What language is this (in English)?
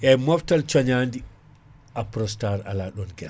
Fula